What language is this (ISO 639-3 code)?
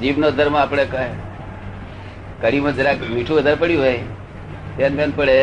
guj